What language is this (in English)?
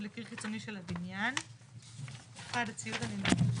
Hebrew